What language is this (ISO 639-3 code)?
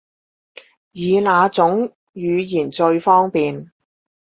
zho